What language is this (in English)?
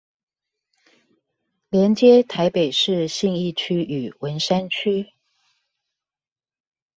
Chinese